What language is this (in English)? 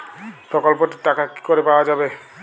Bangla